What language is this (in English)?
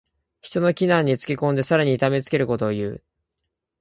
Japanese